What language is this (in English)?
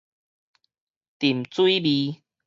Min Nan Chinese